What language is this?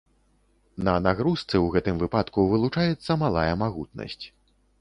Belarusian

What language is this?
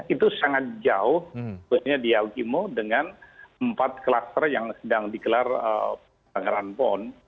Indonesian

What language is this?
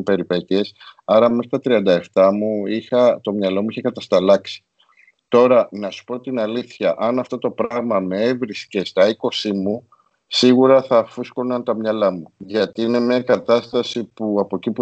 Greek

